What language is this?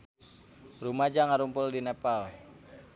Sundanese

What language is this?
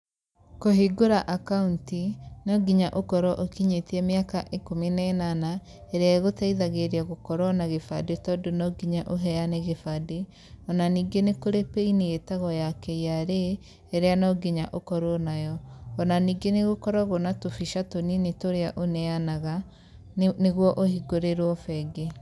Kikuyu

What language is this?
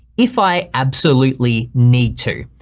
English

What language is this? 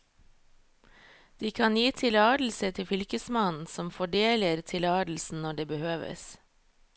Norwegian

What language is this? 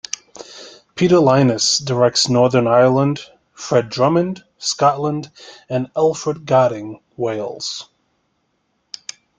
English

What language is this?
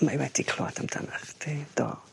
Welsh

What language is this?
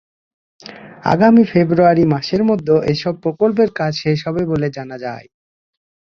Bangla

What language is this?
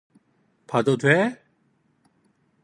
Korean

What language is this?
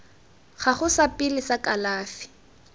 Tswana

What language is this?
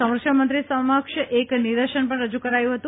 Gujarati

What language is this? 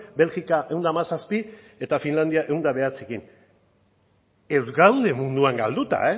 Basque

